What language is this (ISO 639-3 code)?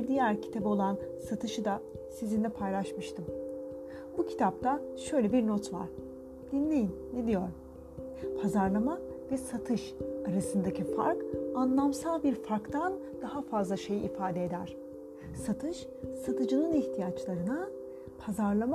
tur